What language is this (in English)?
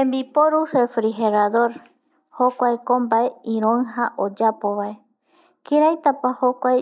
Eastern Bolivian Guaraní